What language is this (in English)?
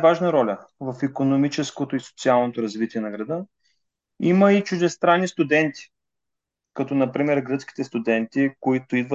Bulgarian